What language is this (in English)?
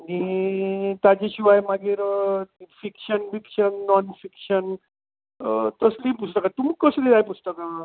Konkani